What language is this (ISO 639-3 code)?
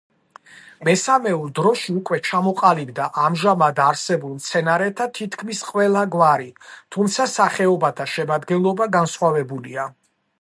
kat